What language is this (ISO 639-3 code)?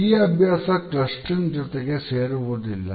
kan